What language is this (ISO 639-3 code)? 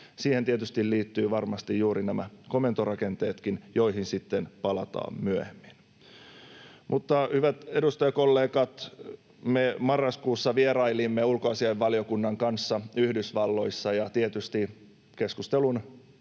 fin